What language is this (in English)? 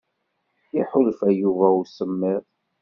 Kabyle